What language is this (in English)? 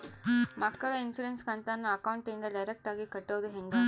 Kannada